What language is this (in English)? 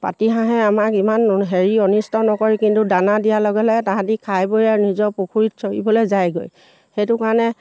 Assamese